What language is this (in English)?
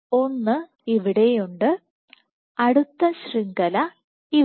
Malayalam